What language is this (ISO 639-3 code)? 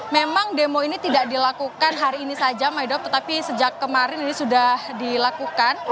ind